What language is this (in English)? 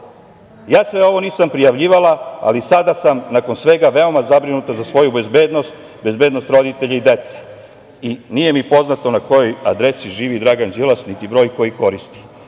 Serbian